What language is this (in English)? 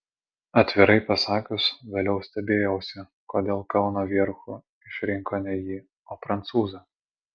Lithuanian